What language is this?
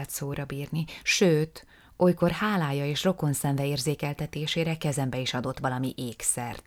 Hungarian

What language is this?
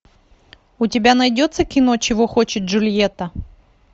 Russian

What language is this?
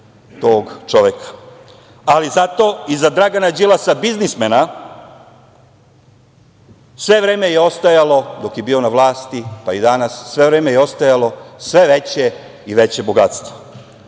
Serbian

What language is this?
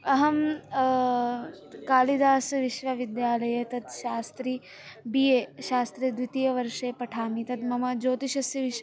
Sanskrit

